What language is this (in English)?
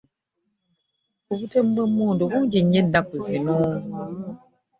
Ganda